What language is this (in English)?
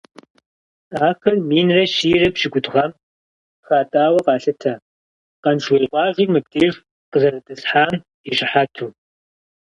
Kabardian